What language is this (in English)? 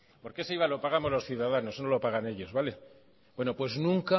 Spanish